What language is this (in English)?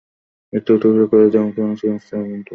Bangla